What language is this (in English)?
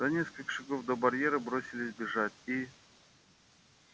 Russian